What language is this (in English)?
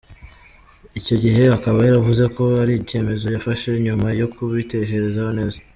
Kinyarwanda